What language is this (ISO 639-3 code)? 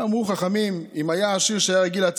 heb